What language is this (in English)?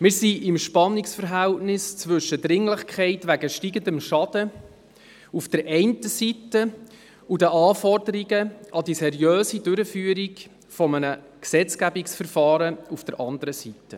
Swiss German